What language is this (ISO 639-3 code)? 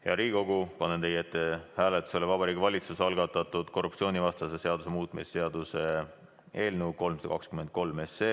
est